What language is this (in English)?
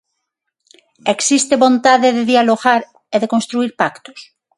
Galician